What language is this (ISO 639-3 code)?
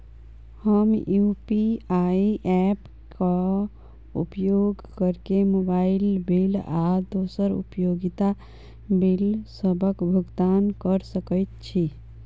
mai